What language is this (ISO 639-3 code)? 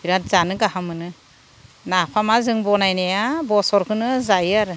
brx